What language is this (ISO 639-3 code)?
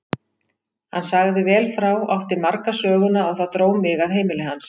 isl